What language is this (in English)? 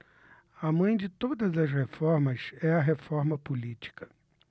Portuguese